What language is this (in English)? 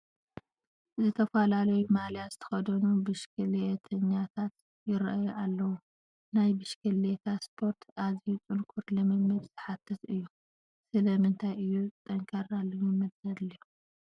Tigrinya